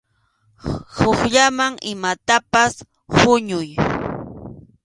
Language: Arequipa-La Unión Quechua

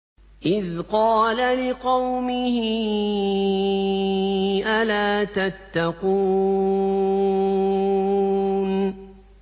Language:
Arabic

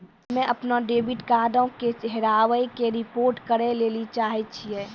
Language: Maithili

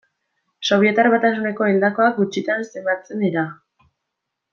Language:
Basque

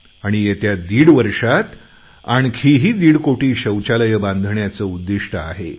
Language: Marathi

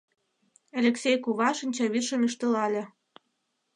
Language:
Mari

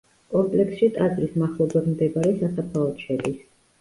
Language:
Georgian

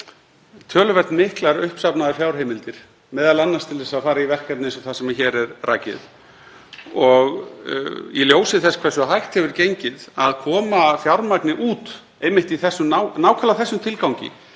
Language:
Icelandic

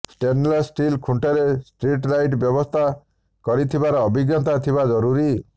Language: Odia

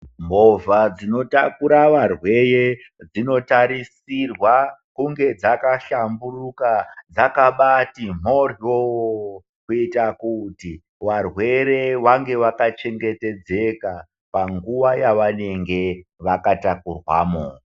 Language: Ndau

